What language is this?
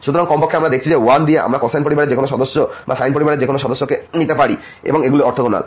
Bangla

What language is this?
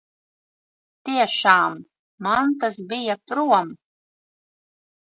Latvian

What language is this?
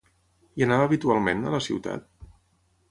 Catalan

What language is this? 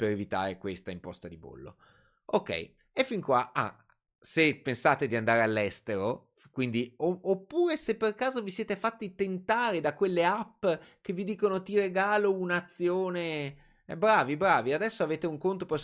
Italian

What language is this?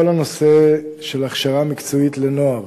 Hebrew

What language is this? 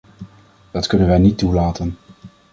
Dutch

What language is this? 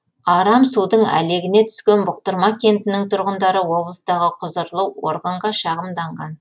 Kazakh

